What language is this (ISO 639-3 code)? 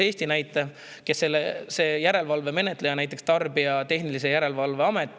est